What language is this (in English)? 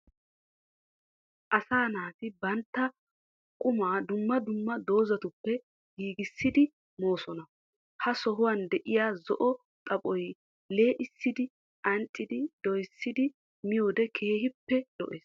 Wolaytta